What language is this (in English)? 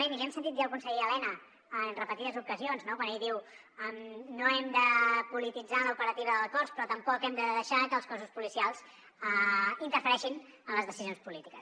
Catalan